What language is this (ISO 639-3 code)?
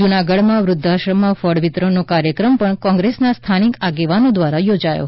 guj